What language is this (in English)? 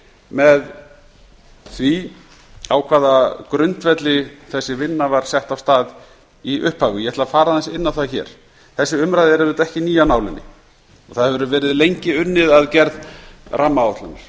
Icelandic